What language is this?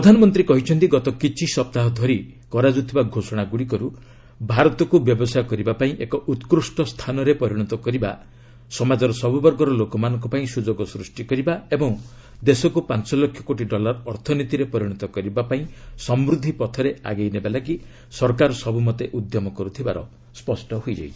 Odia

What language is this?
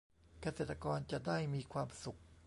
Thai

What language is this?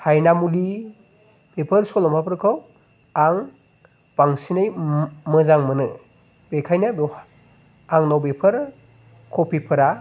Bodo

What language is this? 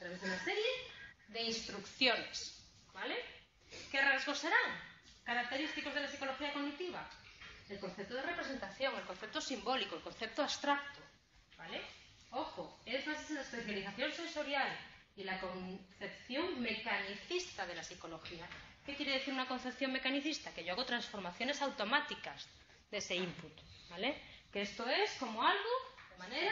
Spanish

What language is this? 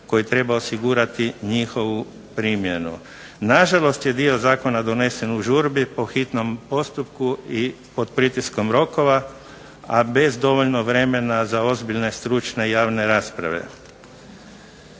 Croatian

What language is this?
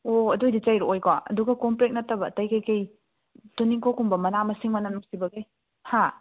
Manipuri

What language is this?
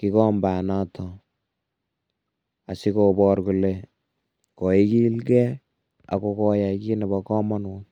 Kalenjin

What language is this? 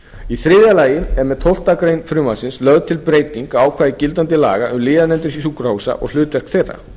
Icelandic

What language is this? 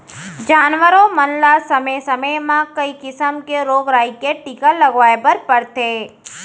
Chhattisgarhi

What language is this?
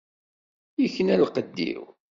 Kabyle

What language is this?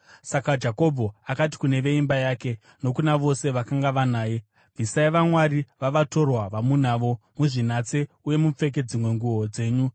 Shona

